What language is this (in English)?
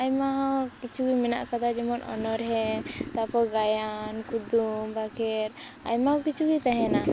Santali